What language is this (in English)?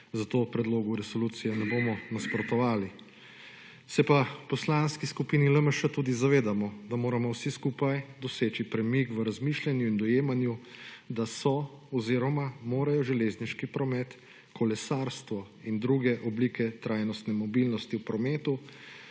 Slovenian